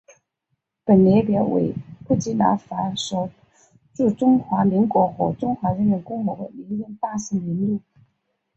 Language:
Chinese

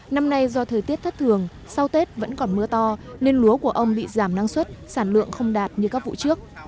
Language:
Vietnamese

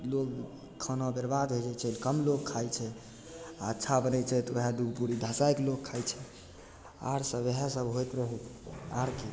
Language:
Maithili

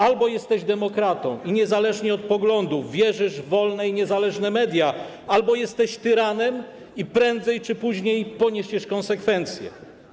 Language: Polish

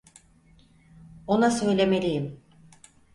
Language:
Turkish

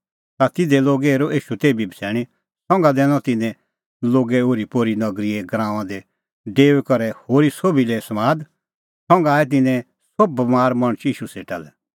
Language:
Kullu Pahari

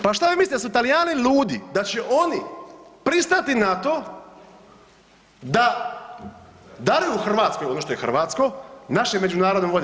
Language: Croatian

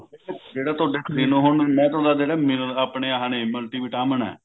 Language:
Punjabi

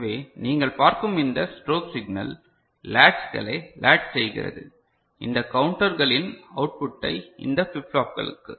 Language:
Tamil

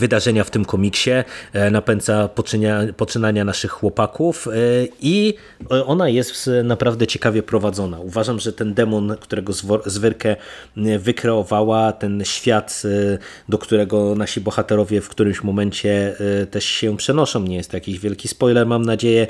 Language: Polish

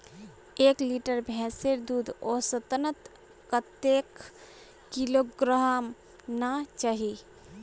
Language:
Magahi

